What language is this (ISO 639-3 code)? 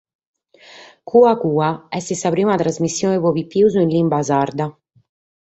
srd